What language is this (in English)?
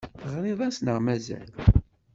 Kabyle